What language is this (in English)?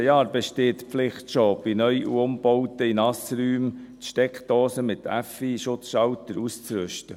Swiss German